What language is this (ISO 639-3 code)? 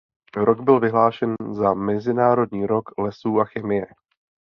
ces